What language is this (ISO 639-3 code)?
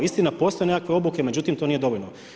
hrv